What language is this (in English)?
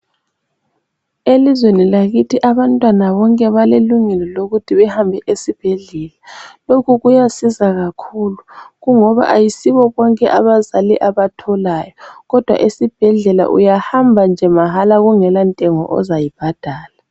North Ndebele